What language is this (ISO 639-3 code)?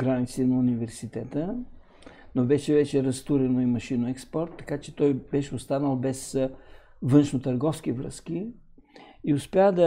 bul